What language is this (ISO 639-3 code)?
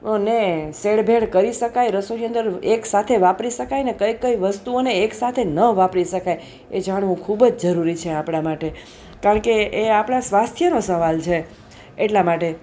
guj